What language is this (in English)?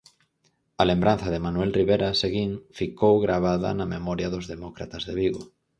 Galician